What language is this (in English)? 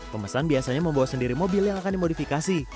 Indonesian